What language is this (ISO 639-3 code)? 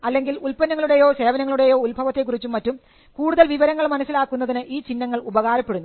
mal